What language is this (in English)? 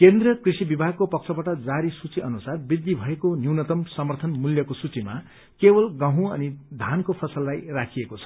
Nepali